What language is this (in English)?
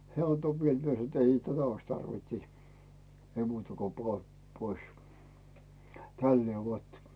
Finnish